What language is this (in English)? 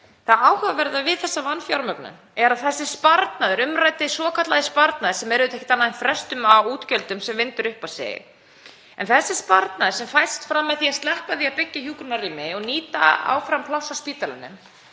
Icelandic